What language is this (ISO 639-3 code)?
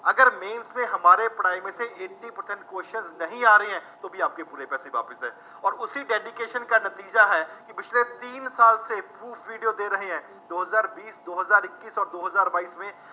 pan